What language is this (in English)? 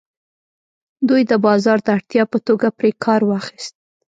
Pashto